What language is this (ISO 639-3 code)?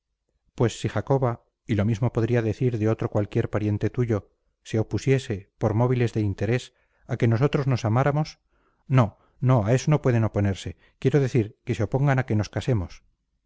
spa